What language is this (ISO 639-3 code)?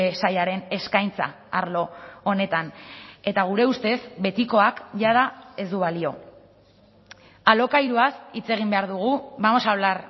eus